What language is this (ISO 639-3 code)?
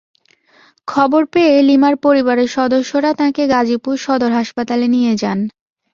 ben